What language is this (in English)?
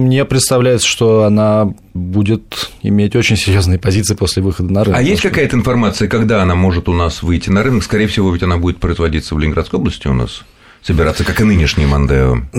Russian